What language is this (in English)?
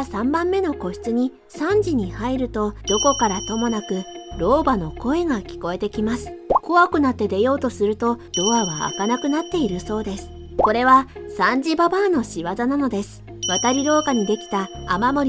Japanese